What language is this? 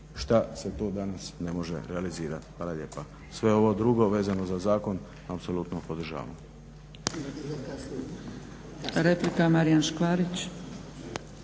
Croatian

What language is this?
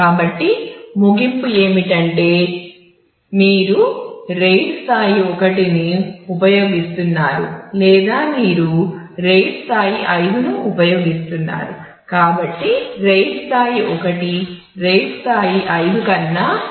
Telugu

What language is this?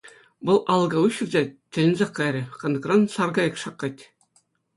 Chuvash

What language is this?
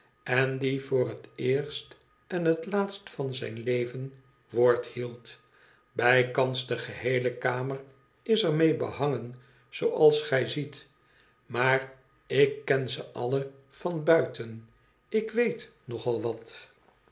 Dutch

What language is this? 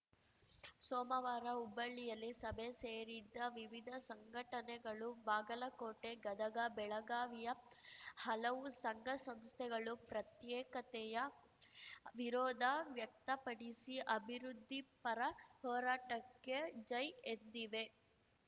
Kannada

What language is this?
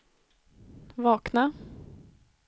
Swedish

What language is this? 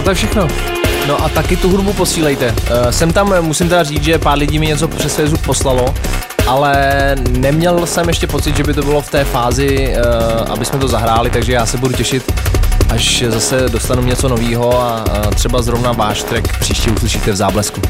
Czech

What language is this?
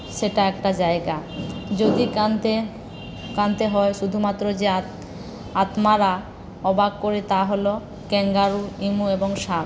Bangla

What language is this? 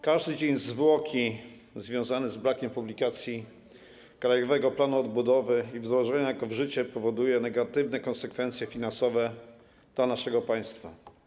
Polish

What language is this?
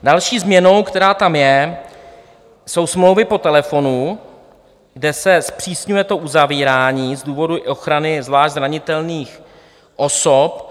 Czech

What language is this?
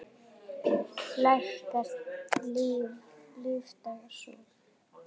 Icelandic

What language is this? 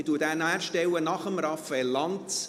Swiss German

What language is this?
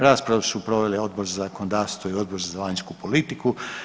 Croatian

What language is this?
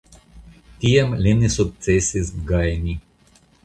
Esperanto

